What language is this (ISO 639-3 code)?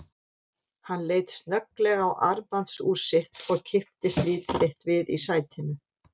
isl